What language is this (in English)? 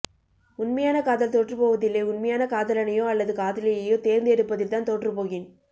Tamil